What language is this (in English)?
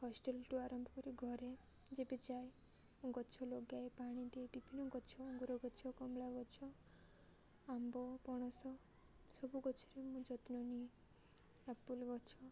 Odia